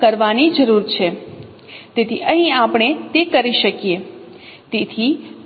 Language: Gujarati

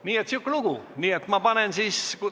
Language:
Estonian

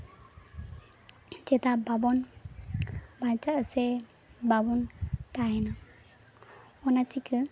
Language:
Santali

